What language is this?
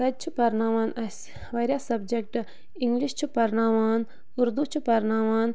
Kashmiri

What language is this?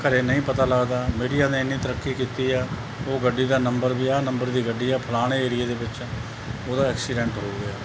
Punjabi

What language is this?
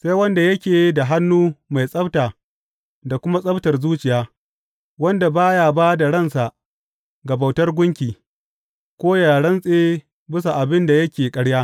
Hausa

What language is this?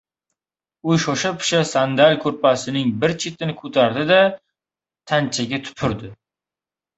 Uzbek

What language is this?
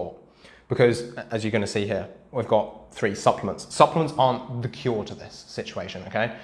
English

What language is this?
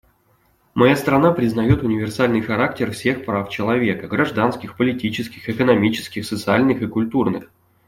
Russian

